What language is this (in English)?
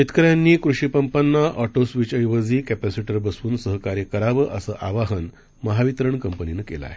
Marathi